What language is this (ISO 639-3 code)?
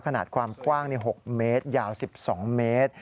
tha